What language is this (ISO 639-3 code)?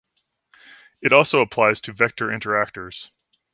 eng